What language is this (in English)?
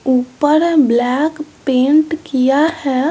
Hindi